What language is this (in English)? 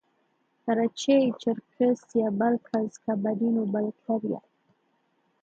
Swahili